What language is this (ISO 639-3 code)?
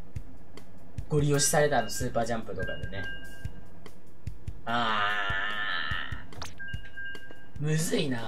jpn